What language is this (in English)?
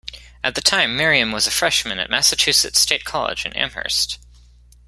English